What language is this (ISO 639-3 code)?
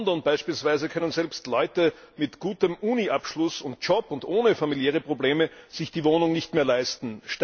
deu